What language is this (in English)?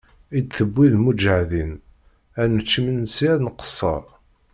Kabyle